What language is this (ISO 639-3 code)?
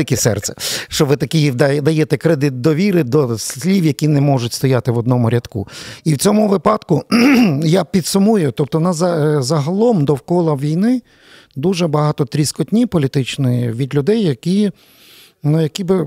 ukr